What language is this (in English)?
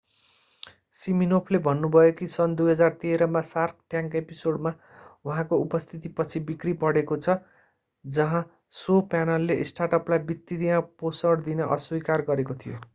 Nepali